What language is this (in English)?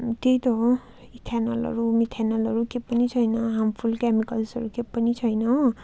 Nepali